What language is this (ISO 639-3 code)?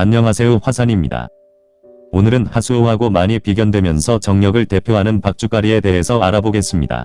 kor